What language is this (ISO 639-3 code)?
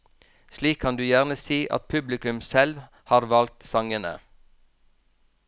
nor